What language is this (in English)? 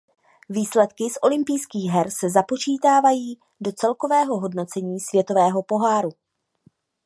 Czech